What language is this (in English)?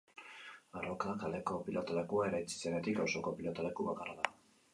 Basque